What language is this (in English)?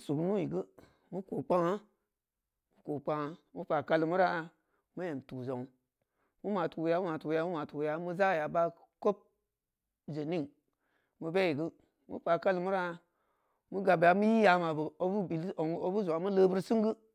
Samba Leko